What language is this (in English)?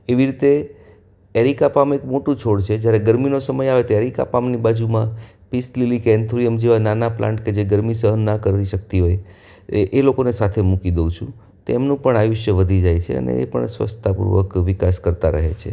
Gujarati